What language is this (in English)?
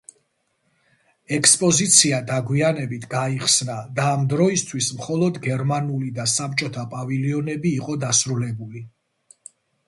Georgian